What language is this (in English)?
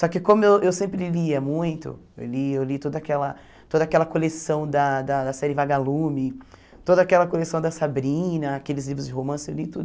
Portuguese